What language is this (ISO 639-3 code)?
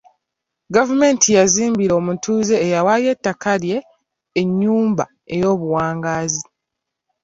lug